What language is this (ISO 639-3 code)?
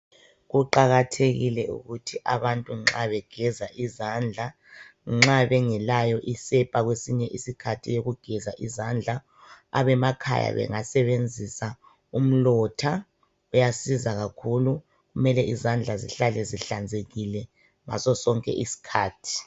nde